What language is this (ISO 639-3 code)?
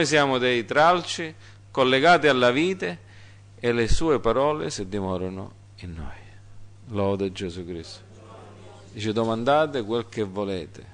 ita